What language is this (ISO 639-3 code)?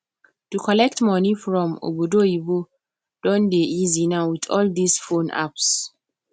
pcm